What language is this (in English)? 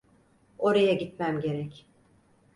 Turkish